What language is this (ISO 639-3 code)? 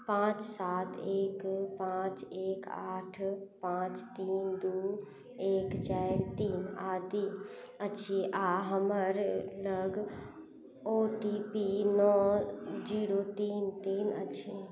mai